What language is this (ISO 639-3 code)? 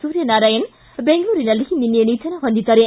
kan